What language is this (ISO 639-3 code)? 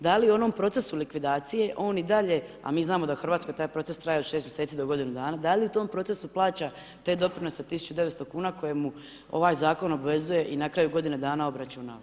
hrv